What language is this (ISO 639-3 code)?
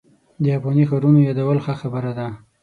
pus